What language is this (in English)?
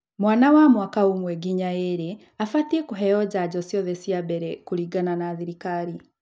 Kikuyu